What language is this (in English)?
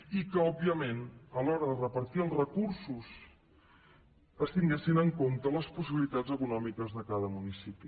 Catalan